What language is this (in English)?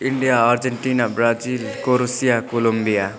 Nepali